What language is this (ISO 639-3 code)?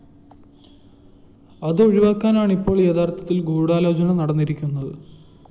mal